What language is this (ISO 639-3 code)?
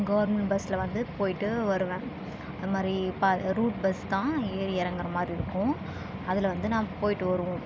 tam